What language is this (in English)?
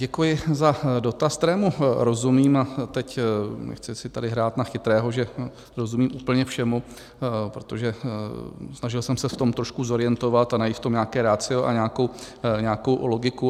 Czech